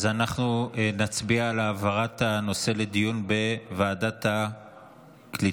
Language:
Hebrew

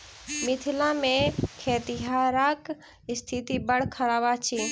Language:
Maithili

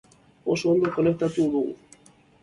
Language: Basque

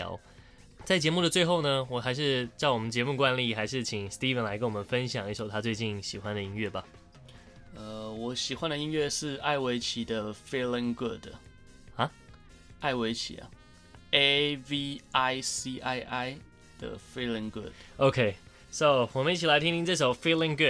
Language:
Chinese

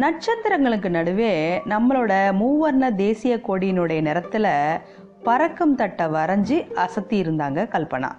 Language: Tamil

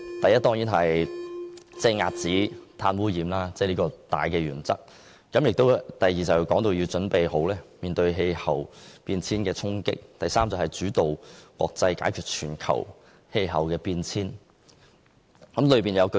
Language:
Cantonese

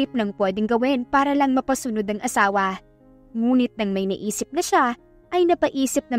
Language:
Filipino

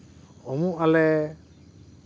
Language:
Santali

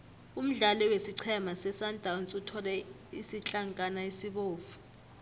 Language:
South Ndebele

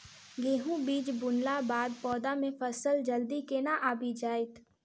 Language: Maithili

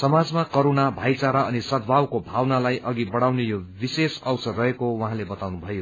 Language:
Nepali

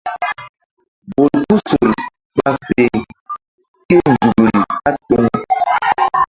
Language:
Mbum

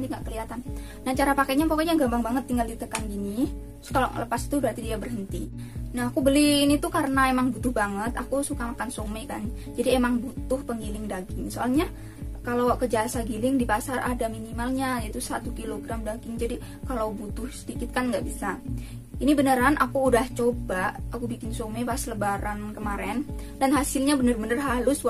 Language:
Indonesian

